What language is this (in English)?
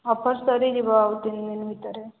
Odia